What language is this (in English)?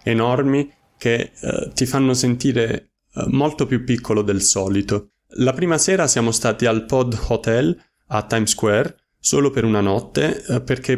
Italian